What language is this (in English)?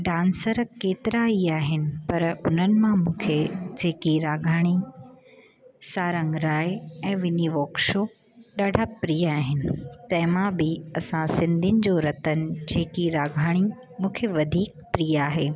Sindhi